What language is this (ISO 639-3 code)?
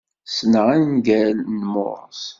kab